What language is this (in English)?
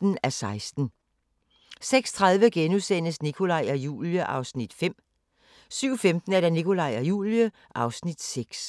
Danish